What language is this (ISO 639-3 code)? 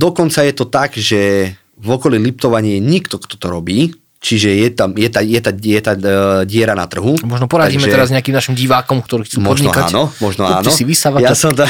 slk